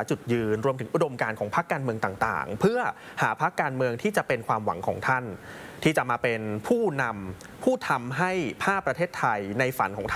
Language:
Thai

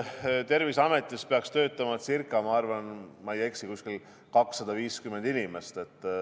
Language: Estonian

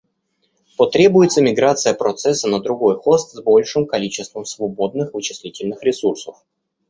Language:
Russian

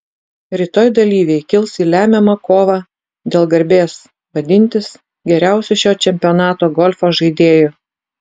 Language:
Lithuanian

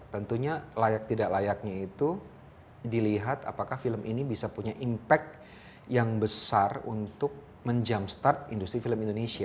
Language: Indonesian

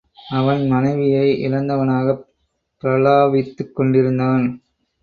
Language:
Tamil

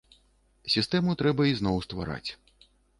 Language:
Belarusian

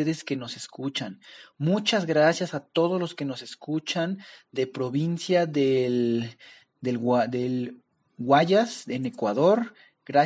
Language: Spanish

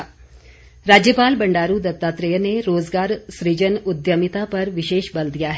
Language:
Hindi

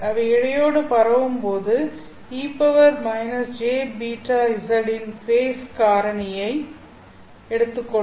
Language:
Tamil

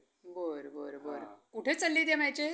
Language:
Marathi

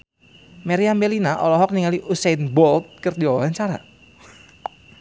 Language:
Sundanese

